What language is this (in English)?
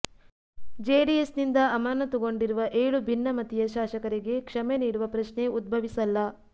Kannada